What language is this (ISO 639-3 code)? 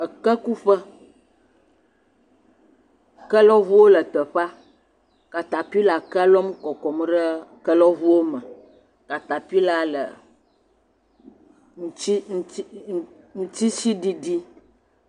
ewe